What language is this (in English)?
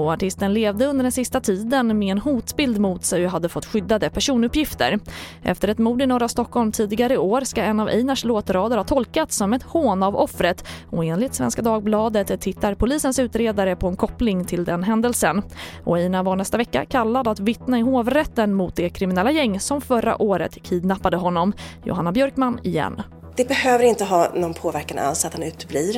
Swedish